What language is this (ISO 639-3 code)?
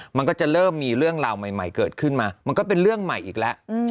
tha